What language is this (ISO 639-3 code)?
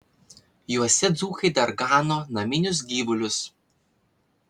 lit